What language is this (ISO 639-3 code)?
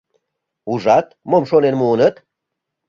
chm